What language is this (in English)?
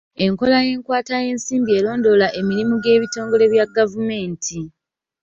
Ganda